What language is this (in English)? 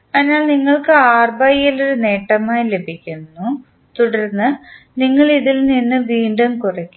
Malayalam